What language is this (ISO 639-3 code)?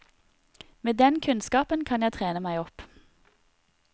nor